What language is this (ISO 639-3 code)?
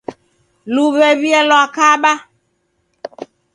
dav